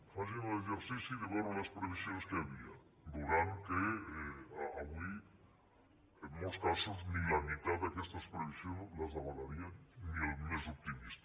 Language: Catalan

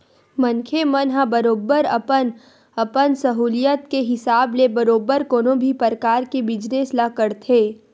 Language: Chhattisgarhi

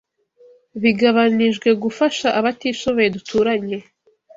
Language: Kinyarwanda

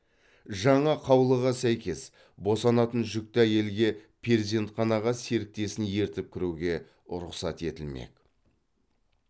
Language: Kazakh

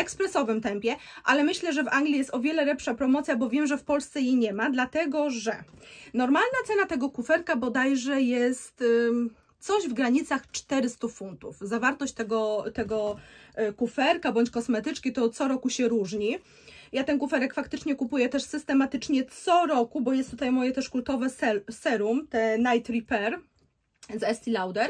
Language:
Polish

